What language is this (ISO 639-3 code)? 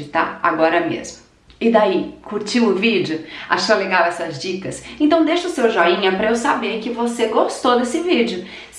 por